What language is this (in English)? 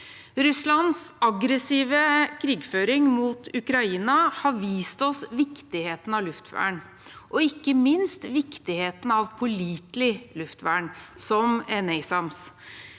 Norwegian